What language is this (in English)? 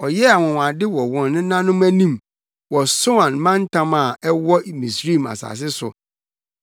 Akan